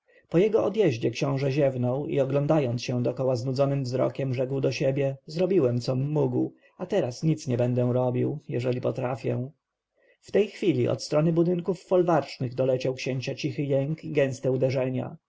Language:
Polish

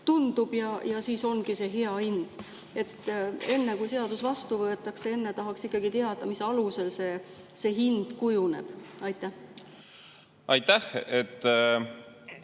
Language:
Estonian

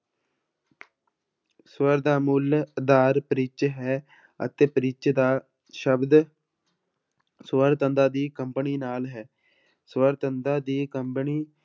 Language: Punjabi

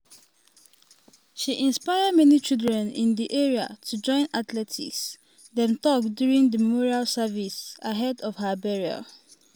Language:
Nigerian Pidgin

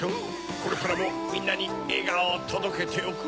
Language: Japanese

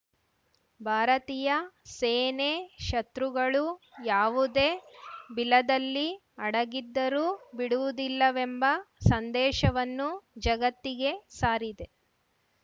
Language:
Kannada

